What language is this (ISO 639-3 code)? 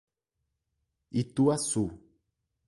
por